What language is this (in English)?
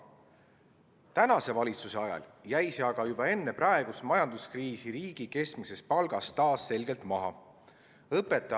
Estonian